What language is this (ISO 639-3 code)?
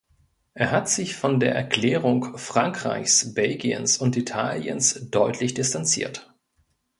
deu